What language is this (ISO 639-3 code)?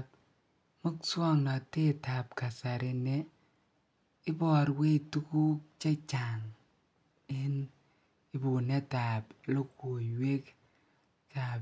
kln